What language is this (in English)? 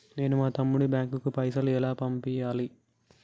Telugu